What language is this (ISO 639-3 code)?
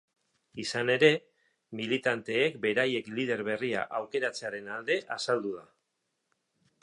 eus